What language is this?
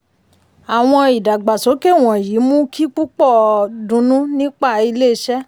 Yoruba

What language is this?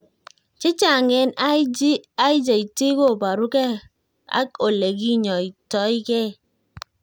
Kalenjin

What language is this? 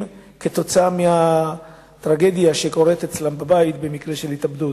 Hebrew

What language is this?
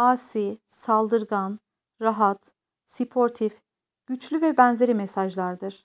Turkish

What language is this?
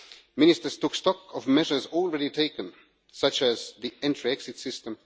English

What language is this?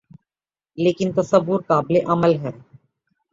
Urdu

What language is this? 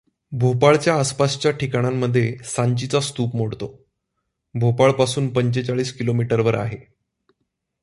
Marathi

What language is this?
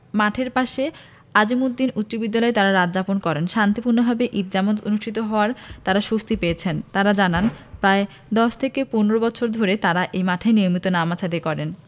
Bangla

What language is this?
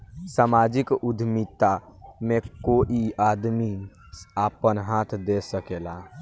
Bhojpuri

